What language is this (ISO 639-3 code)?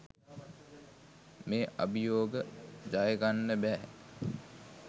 sin